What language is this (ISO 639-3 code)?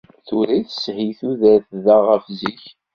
kab